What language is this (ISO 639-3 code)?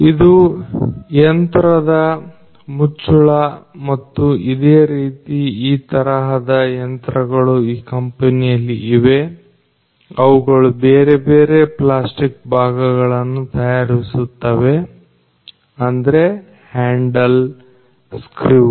kan